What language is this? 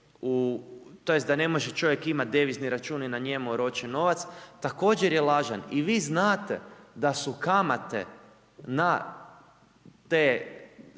Croatian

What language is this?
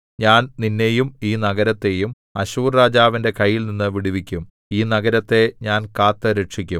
Malayalam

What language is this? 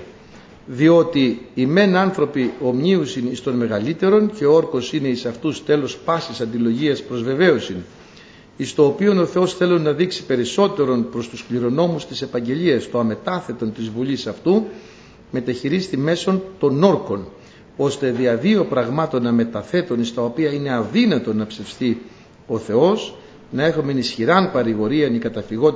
Greek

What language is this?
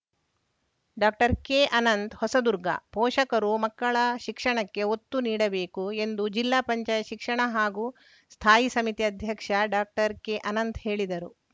Kannada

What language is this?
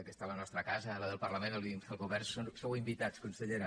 Catalan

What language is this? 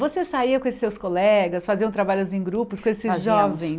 Portuguese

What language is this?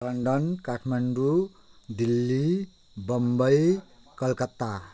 Nepali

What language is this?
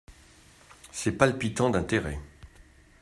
French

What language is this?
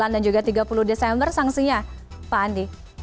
Indonesian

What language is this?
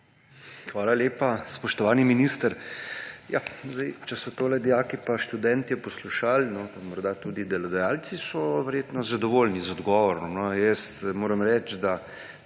Slovenian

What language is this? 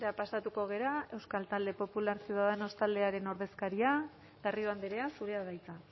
Basque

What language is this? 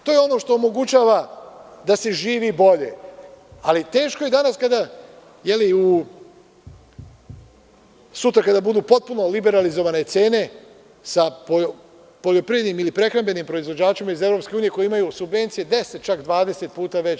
Serbian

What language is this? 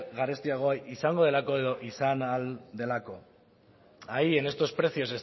Basque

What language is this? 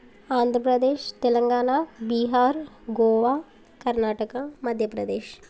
Telugu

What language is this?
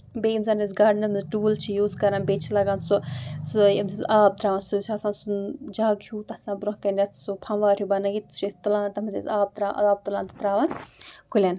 Kashmiri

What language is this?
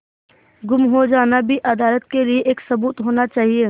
Hindi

